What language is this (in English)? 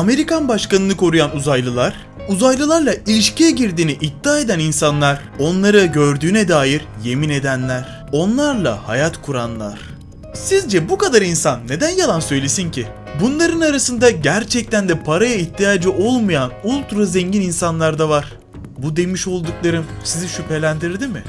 Turkish